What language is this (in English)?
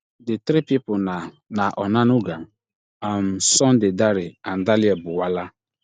Nigerian Pidgin